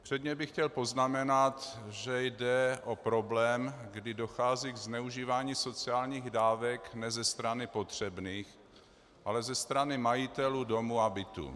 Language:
Czech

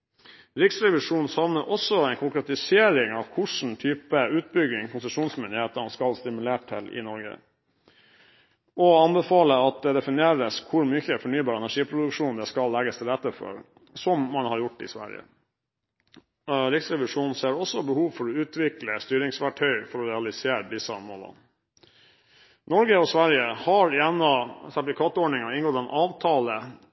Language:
Norwegian Bokmål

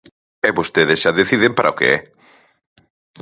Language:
Galician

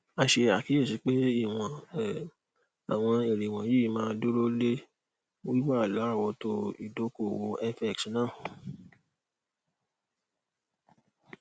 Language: Yoruba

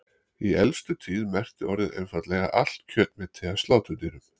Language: Icelandic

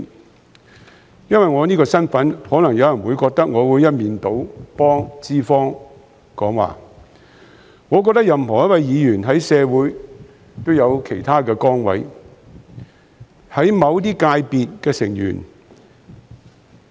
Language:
Cantonese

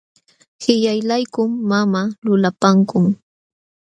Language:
Jauja Wanca Quechua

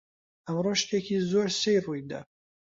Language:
Central Kurdish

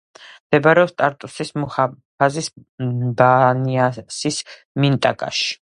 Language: Georgian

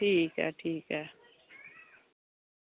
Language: Dogri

